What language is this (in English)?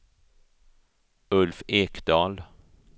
Swedish